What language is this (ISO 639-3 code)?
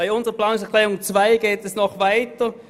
gsw